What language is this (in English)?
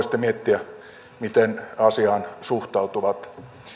Finnish